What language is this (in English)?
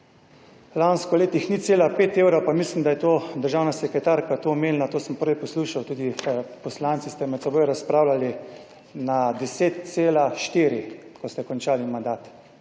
Slovenian